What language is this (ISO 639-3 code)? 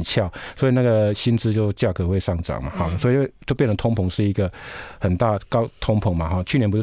zho